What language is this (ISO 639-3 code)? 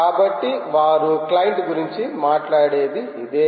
tel